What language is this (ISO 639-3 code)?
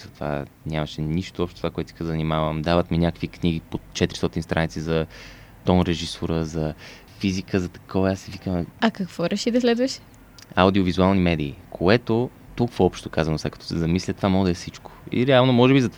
bul